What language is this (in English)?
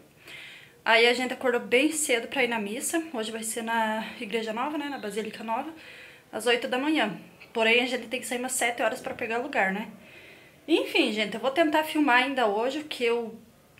Portuguese